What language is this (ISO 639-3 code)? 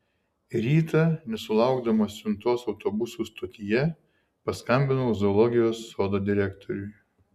lit